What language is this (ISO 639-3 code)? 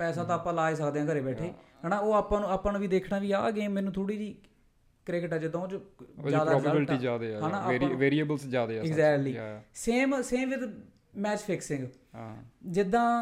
pan